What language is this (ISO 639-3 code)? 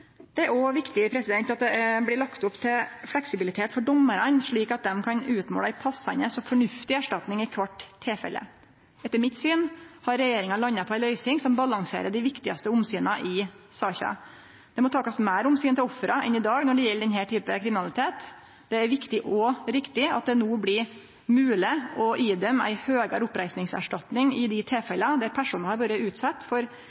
nno